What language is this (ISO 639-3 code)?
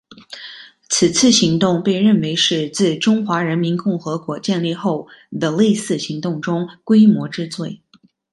zho